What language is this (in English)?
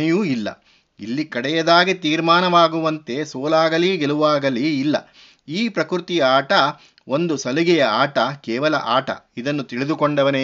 Kannada